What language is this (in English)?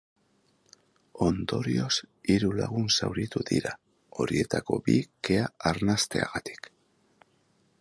Basque